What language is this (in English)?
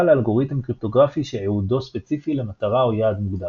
Hebrew